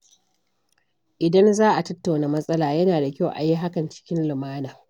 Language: Hausa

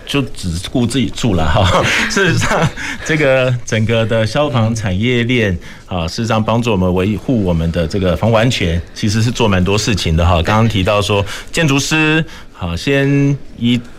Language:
Chinese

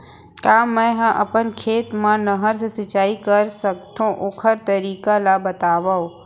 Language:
Chhattisgarhi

